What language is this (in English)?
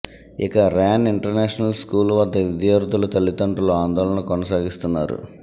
Telugu